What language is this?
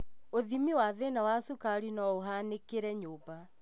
Kikuyu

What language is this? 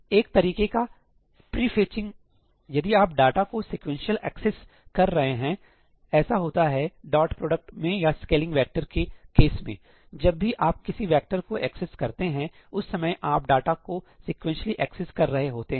Hindi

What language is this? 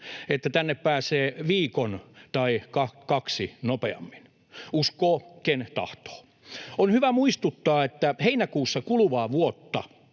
Finnish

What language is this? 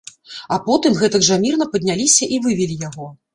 Belarusian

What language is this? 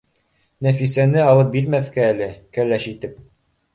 Bashkir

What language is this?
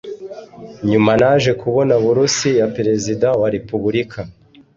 Kinyarwanda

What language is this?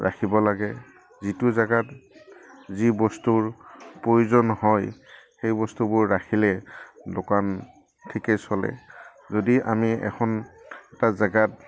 Assamese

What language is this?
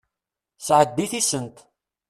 Kabyle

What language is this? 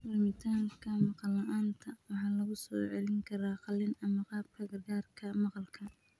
Somali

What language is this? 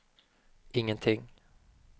Swedish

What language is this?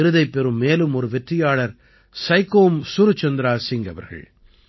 Tamil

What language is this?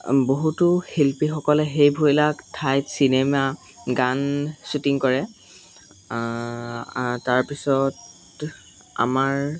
Assamese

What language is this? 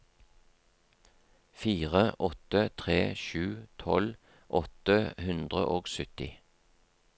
Norwegian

